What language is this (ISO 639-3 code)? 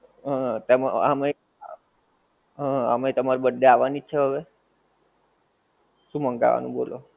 guj